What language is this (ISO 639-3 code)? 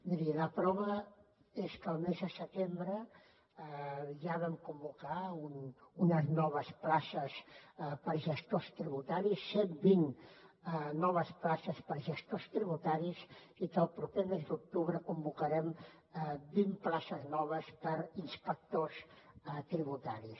cat